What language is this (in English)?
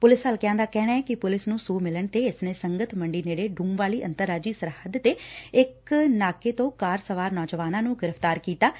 Punjabi